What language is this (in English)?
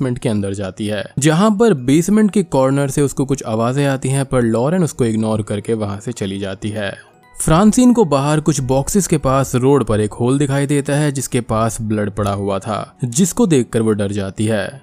Hindi